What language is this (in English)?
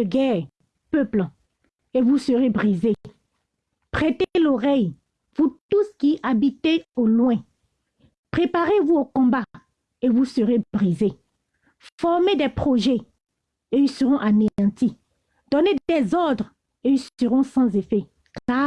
French